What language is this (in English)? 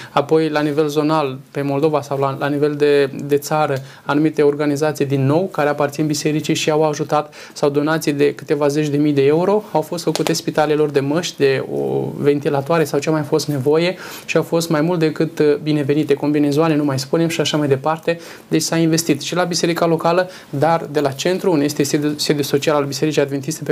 Romanian